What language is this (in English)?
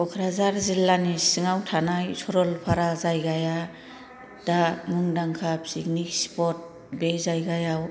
Bodo